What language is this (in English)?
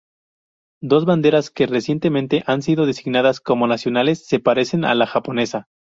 Spanish